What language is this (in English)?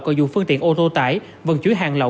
Vietnamese